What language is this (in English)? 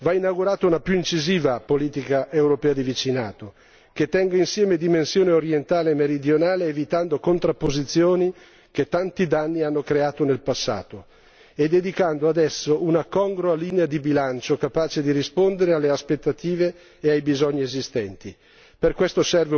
Italian